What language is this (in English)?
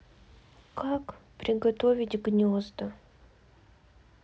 Russian